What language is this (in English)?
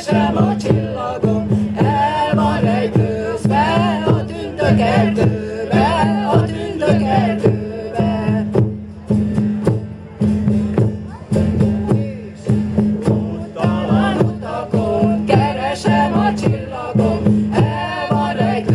Hungarian